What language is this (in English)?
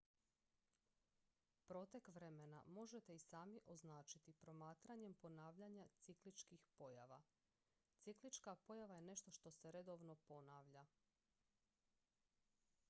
Croatian